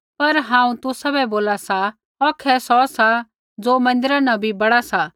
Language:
Kullu Pahari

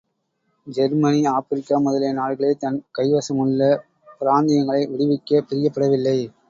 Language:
Tamil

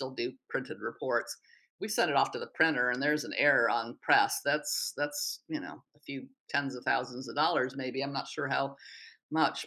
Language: English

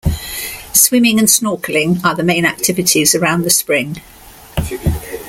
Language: English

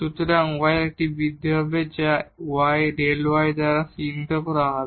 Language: Bangla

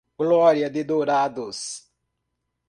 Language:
Portuguese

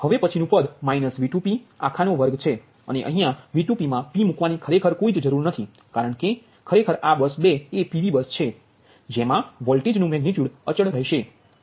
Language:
Gujarati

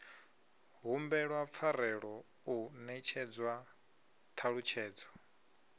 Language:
Venda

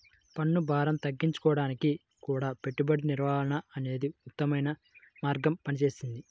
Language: Telugu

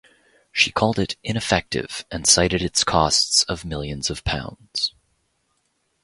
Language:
English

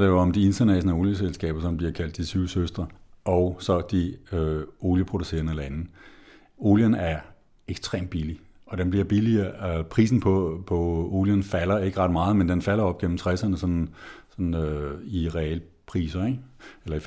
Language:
Danish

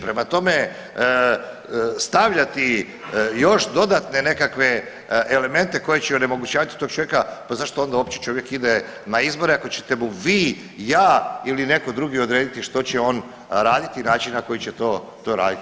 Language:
Croatian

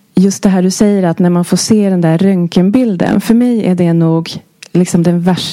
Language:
Swedish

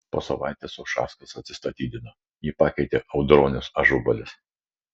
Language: Lithuanian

